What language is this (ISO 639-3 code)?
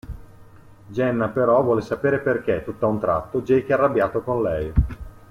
ita